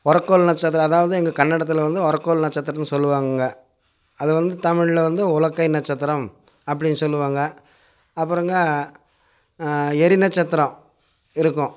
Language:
Tamil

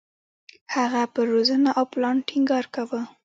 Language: Pashto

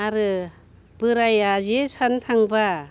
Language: Bodo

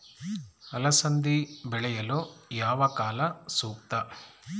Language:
Kannada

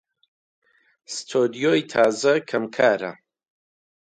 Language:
Central Kurdish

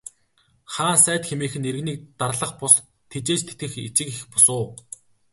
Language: Mongolian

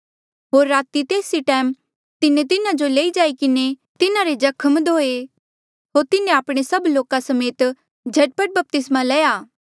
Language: Mandeali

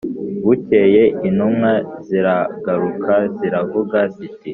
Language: Kinyarwanda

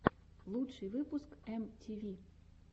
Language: Russian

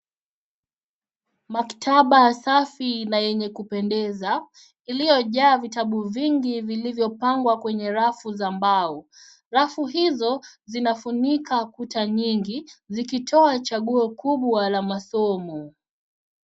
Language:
Swahili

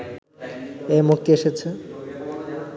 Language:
Bangla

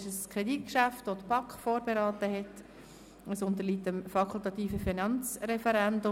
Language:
Swiss German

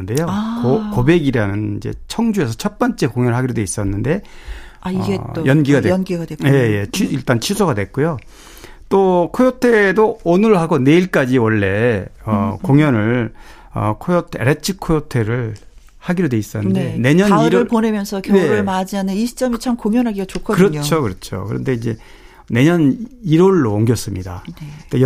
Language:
Korean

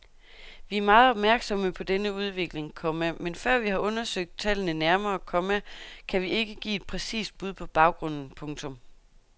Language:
Danish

